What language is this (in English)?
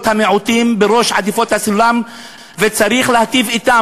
Hebrew